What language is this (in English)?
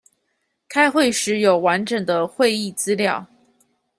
Chinese